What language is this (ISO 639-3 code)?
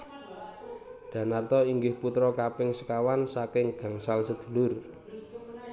jav